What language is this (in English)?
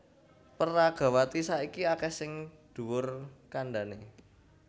Javanese